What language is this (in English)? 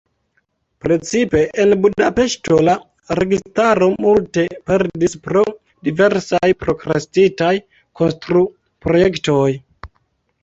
Esperanto